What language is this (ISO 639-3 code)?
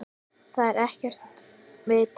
isl